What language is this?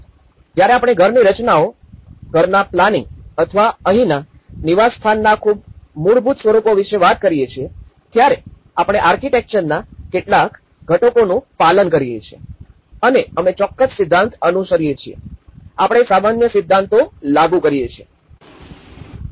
Gujarati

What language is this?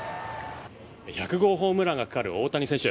Japanese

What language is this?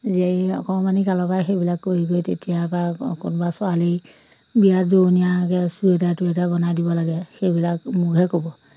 Assamese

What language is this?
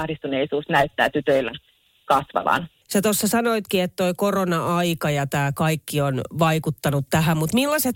Finnish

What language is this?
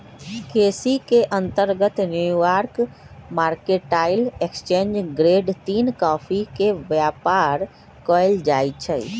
Magahi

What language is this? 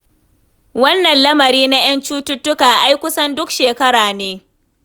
Hausa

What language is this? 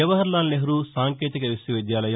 Telugu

